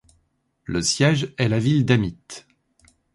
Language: French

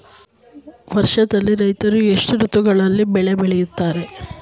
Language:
Kannada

